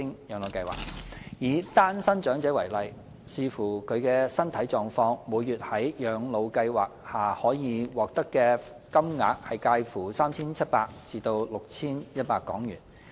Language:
Cantonese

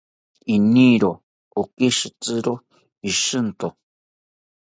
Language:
South Ucayali Ashéninka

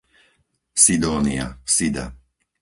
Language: Slovak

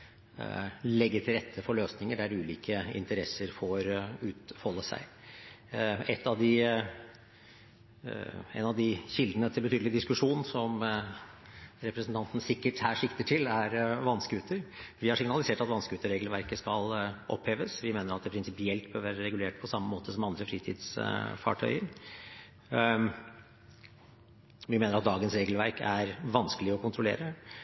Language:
Norwegian Bokmål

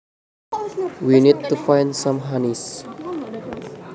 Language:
Javanese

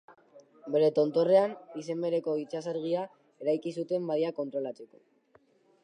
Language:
Basque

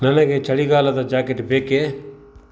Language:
Kannada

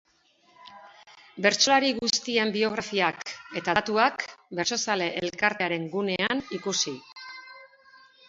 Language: Basque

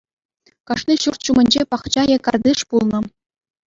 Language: Chuvash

